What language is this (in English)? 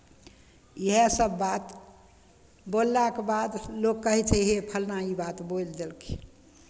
Maithili